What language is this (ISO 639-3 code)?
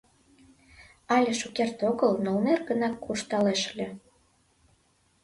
chm